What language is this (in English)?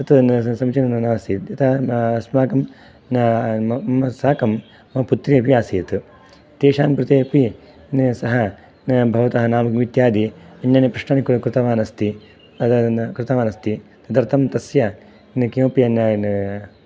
Sanskrit